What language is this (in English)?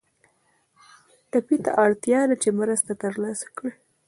Pashto